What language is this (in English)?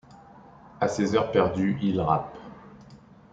French